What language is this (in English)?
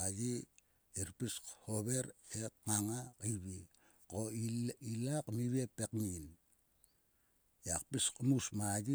Sulka